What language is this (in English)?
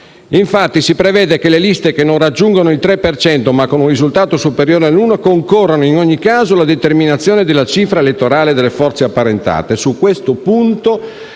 Italian